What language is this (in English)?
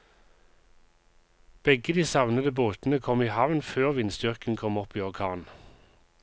Norwegian